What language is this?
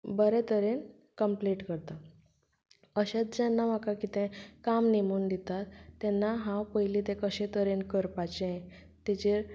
Konkani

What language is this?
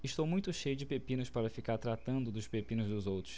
Portuguese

